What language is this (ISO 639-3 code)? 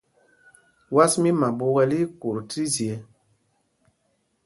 mgg